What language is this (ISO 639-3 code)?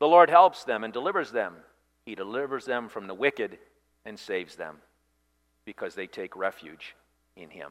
eng